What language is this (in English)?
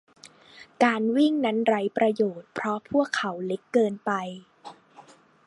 Thai